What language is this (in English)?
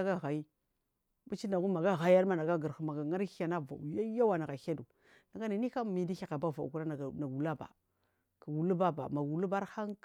Marghi South